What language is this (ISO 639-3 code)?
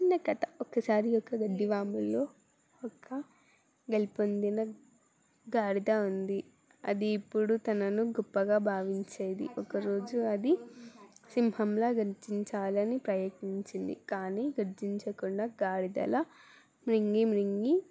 tel